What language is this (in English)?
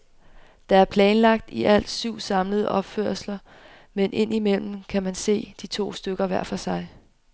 Danish